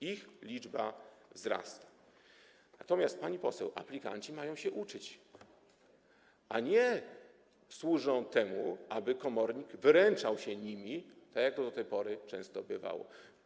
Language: Polish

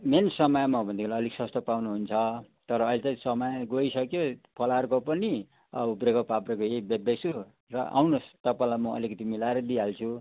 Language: Nepali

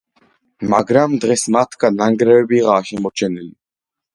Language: Georgian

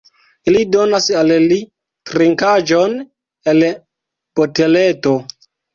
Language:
Esperanto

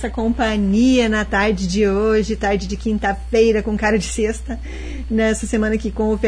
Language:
Portuguese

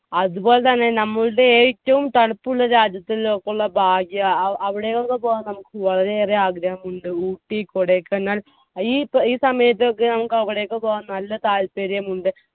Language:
Malayalam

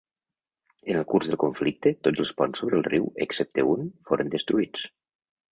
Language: Catalan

